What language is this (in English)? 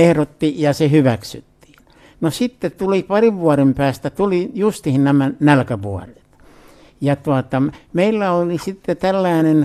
Finnish